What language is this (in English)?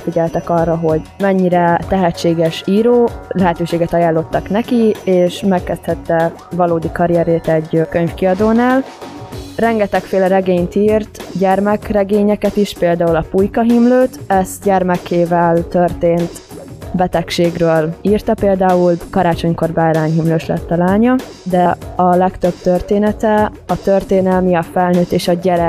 Hungarian